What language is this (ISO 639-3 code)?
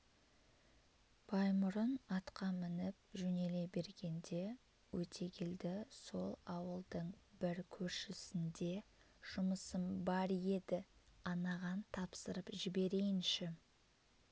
kaz